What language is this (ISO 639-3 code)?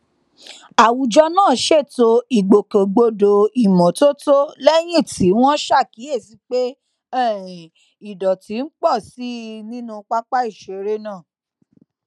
yor